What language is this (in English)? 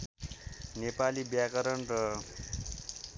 Nepali